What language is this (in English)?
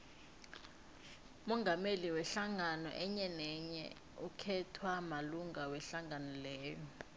South Ndebele